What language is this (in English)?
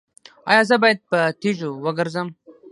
Pashto